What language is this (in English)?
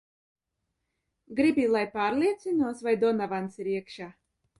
Latvian